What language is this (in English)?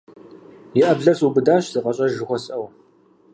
Kabardian